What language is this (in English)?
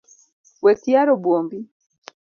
Luo (Kenya and Tanzania)